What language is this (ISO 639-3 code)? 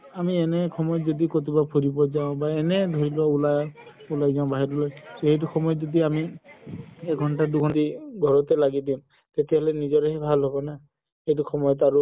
asm